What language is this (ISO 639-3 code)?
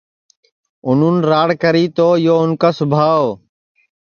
ssi